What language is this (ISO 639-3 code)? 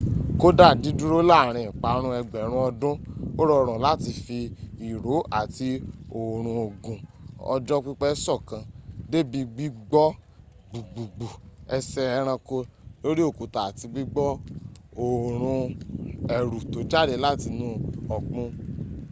yor